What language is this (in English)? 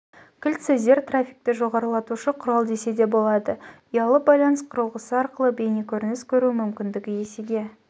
Kazakh